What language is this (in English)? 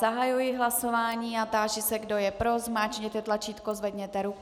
Czech